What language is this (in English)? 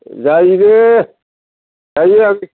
Bodo